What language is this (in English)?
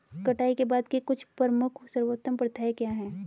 Hindi